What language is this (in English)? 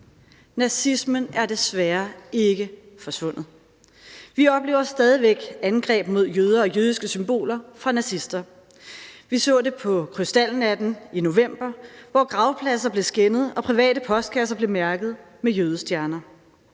Danish